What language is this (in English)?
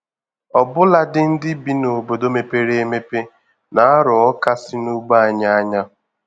Igbo